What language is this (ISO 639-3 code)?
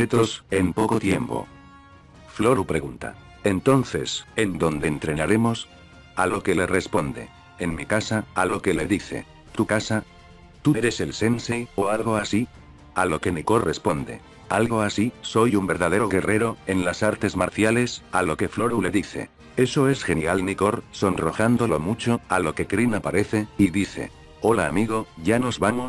spa